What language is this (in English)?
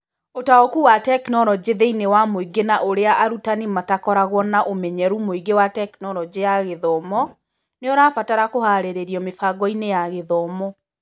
Kikuyu